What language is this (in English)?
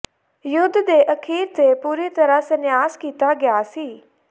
Punjabi